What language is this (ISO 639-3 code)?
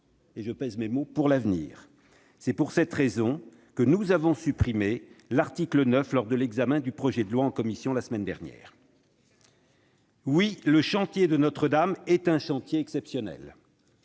fra